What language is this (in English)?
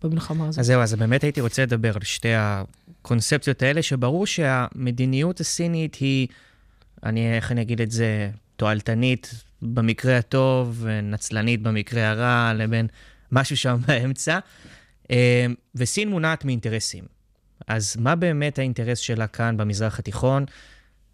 Hebrew